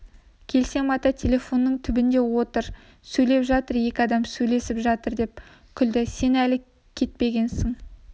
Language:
Kazakh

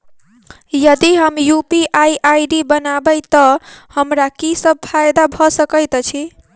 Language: Maithili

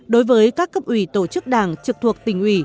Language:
Vietnamese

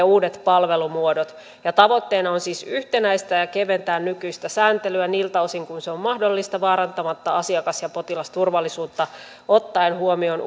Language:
Finnish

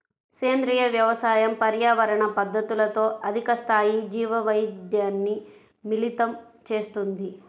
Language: Telugu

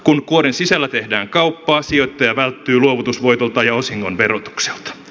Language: Finnish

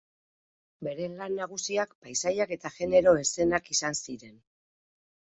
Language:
Basque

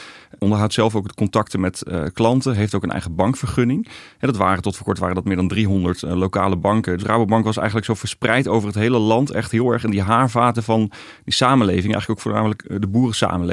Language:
Dutch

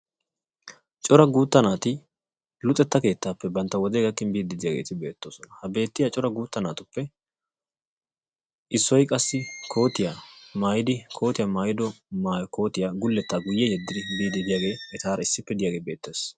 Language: Wolaytta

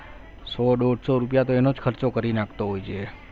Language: Gujarati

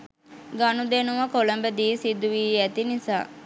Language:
Sinhala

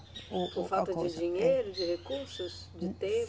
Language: Portuguese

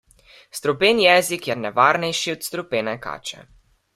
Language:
Slovenian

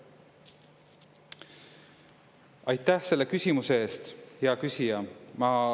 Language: Estonian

